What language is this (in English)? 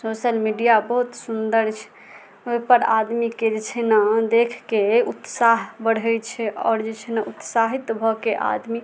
Maithili